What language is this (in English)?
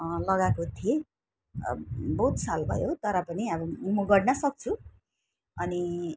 Nepali